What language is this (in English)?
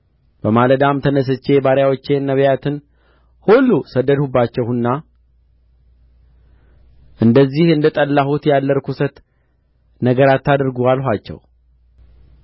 Amharic